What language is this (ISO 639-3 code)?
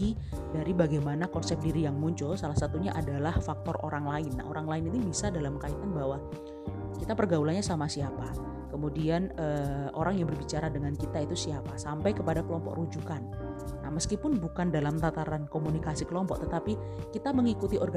ind